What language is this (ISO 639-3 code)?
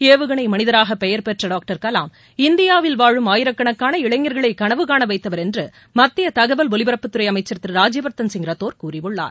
tam